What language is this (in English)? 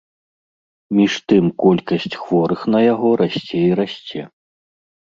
Belarusian